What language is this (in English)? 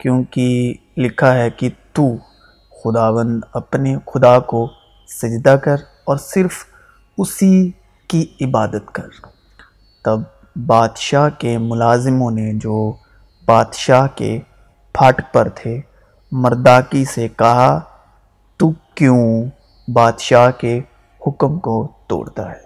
Urdu